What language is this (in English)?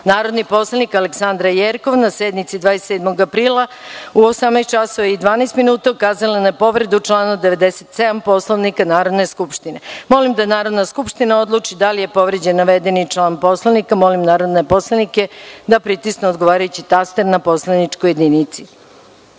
Serbian